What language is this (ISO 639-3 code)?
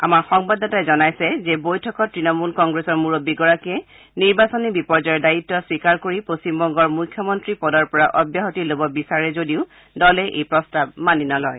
asm